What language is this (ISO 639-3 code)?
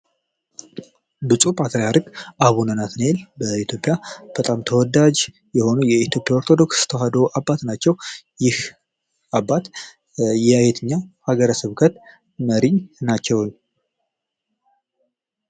amh